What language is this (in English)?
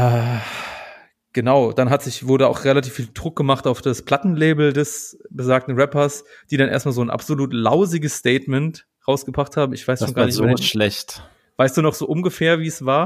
German